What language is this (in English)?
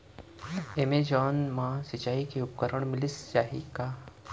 Chhattisgarhi